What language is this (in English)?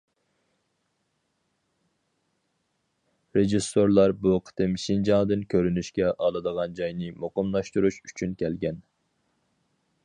Uyghur